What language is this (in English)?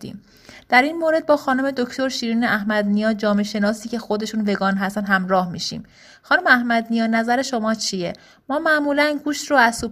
Persian